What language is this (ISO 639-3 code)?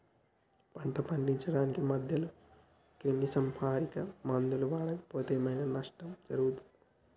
tel